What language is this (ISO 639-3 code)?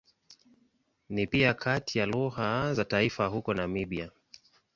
swa